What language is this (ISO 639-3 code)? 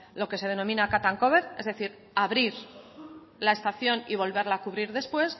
spa